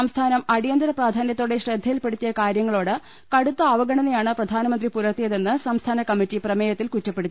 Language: Malayalam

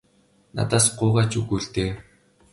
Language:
Mongolian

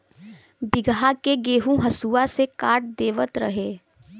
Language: Bhojpuri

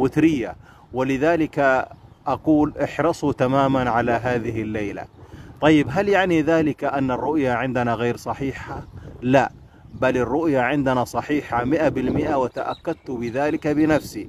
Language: Arabic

